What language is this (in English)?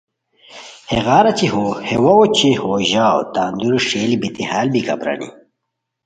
Khowar